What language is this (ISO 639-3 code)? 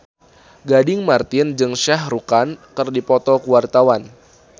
sun